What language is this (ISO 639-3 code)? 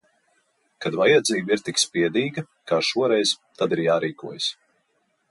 lav